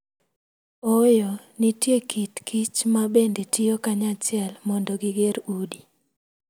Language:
Luo (Kenya and Tanzania)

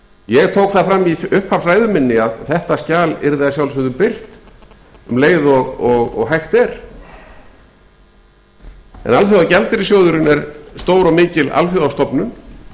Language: Icelandic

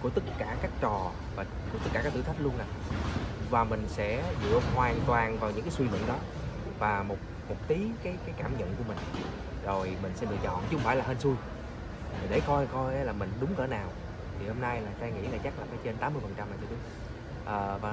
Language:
Vietnamese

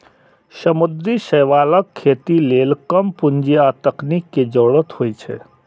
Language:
Maithili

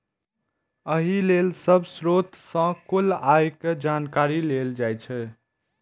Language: Maithili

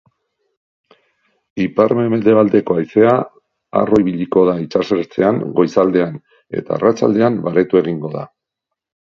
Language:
Basque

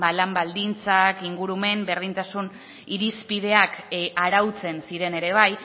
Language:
Basque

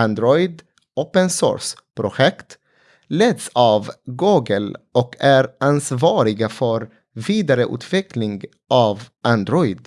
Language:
Swedish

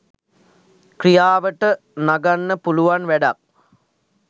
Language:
Sinhala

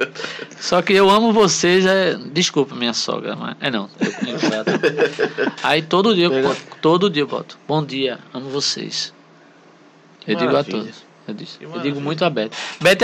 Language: Portuguese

